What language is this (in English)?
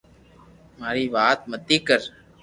Loarki